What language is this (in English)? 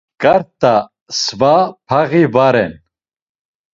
Laz